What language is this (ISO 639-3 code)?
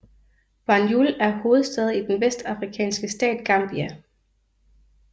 dan